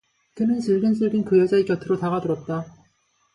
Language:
Korean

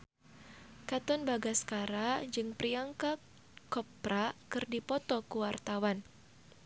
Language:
Sundanese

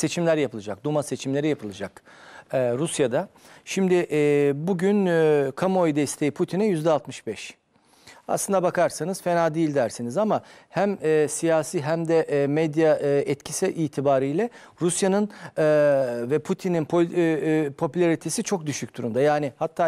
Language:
Turkish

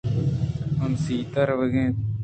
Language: Eastern Balochi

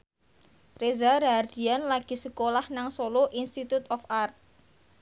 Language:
Javanese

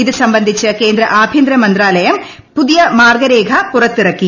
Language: Malayalam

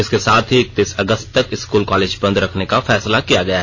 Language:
Hindi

